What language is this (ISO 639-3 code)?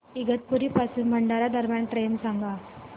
mar